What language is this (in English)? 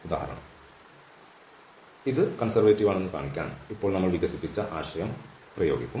Malayalam